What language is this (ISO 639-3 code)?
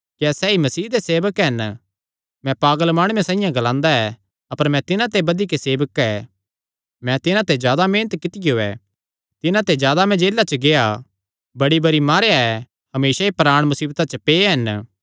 xnr